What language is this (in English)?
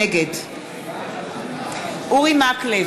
Hebrew